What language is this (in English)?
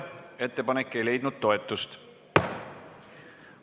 Estonian